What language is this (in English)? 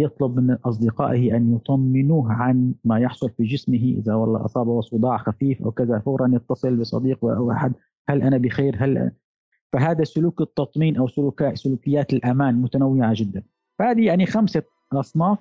Arabic